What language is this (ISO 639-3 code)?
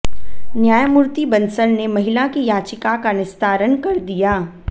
hin